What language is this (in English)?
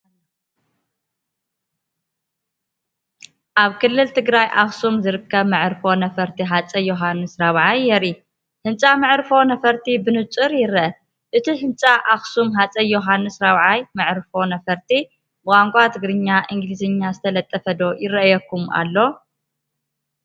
Tigrinya